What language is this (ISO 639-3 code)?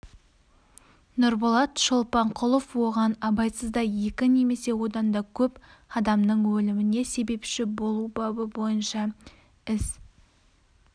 kaz